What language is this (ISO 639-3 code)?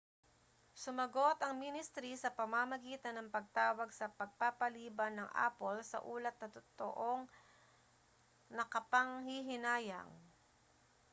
fil